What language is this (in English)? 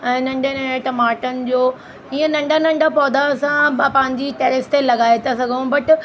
Sindhi